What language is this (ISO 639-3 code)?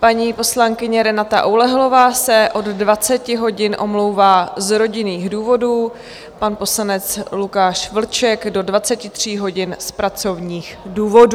ces